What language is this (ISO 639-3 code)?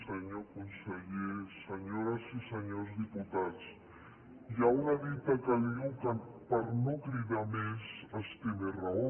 cat